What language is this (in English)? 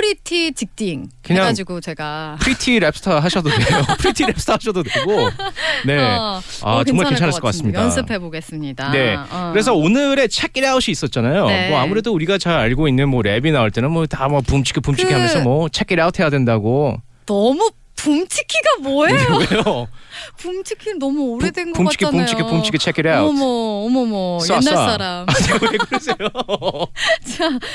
Korean